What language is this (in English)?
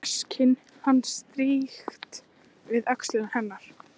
Icelandic